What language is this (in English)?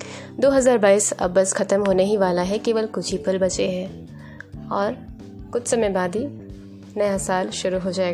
Hindi